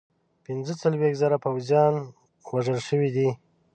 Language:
Pashto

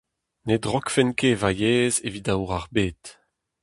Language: Breton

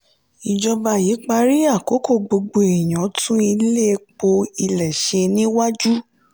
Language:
Yoruba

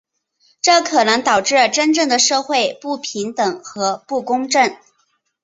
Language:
Chinese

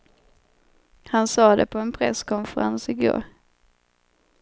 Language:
Swedish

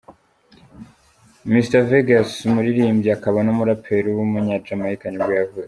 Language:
Kinyarwanda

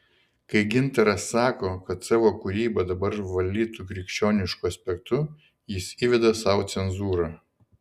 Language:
Lithuanian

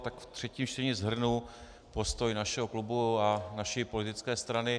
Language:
Czech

